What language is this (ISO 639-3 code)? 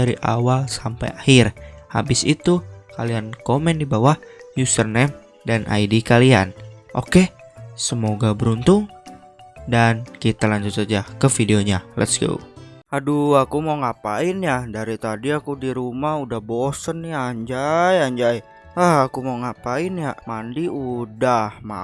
ind